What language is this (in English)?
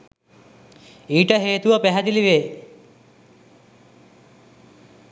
Sinhala